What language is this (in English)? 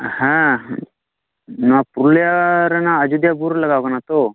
Santali